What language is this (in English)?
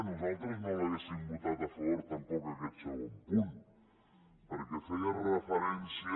Catalan